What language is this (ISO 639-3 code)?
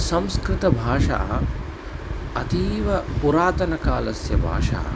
san